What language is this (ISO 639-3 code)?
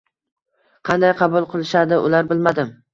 uzb